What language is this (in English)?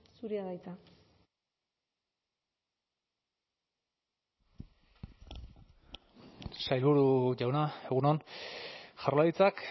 Basque